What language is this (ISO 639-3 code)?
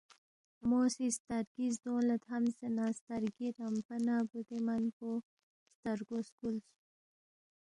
bft